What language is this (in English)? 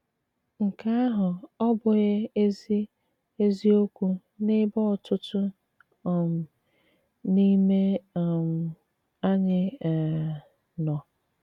Igbo